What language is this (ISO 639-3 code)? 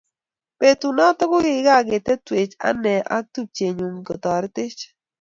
kln